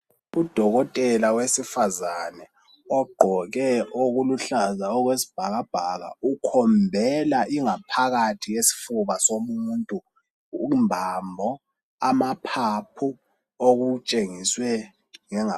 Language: North Ndebele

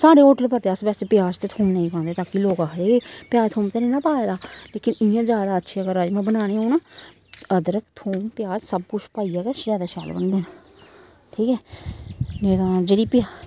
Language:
Dogri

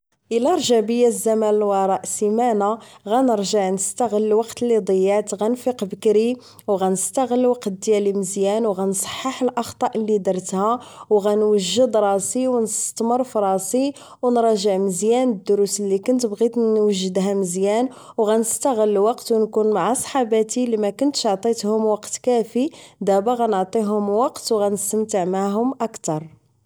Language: Moroccan Arabic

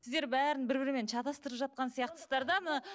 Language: Kazakh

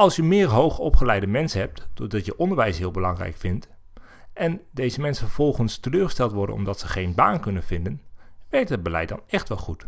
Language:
Dutch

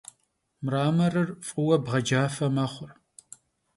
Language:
Kabardian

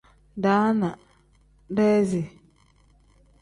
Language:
Tem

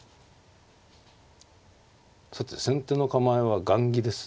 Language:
Japanese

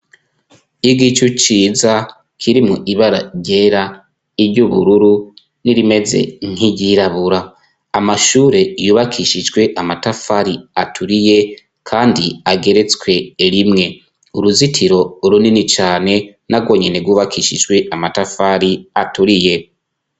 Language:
Rundi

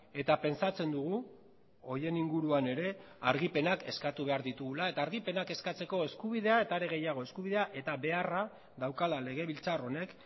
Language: Basque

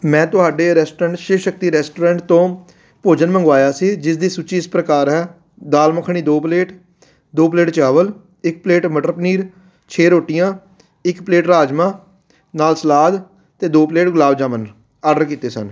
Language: Punjabi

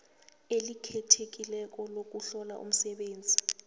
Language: South Ndebele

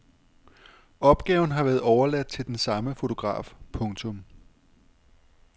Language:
Danish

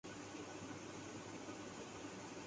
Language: Urdu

